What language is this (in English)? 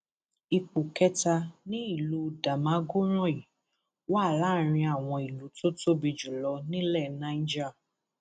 Yoruba